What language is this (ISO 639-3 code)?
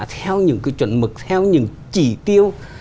vie